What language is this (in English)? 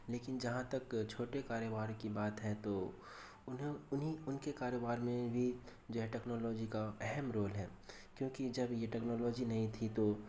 Urdu